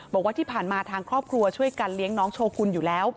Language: Thai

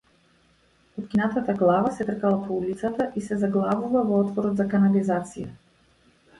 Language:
Macedonian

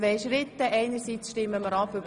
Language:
Swiss German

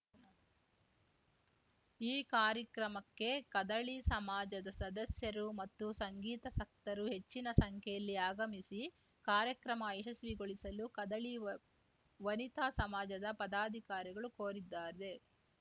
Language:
Kannada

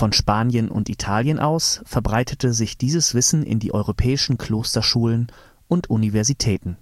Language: German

